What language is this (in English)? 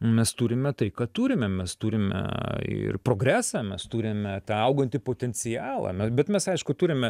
Lithuanian